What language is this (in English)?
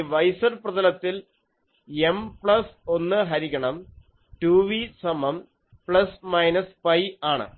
Malayalam